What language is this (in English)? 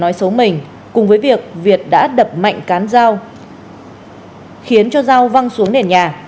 Vietnamese